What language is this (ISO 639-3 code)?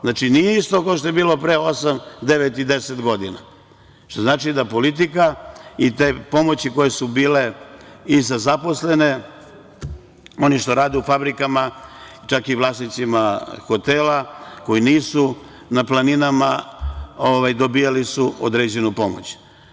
srp